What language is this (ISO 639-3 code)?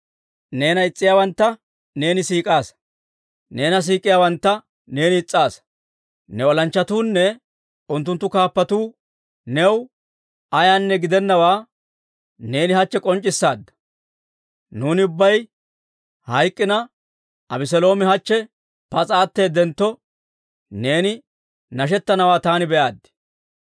dwr